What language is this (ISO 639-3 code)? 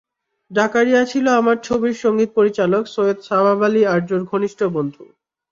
ben